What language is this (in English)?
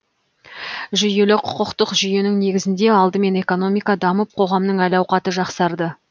Kazakh